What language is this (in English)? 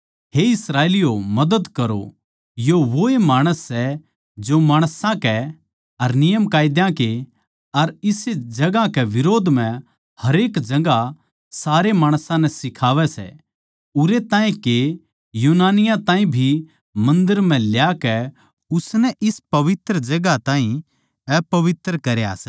Haryanvi